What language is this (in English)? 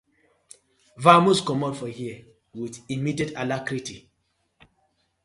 Nigerian Pidgin